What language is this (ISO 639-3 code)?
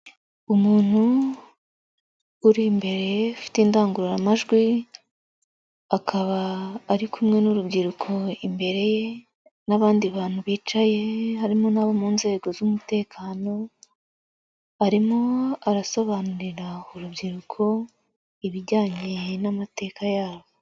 kin